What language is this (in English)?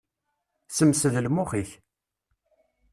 Kabyle